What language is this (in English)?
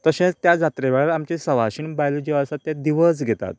Konkani